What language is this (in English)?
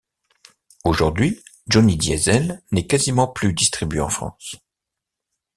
French